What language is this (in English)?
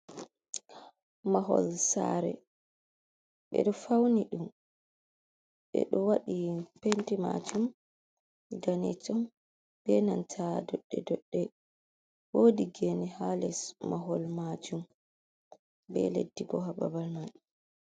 Fula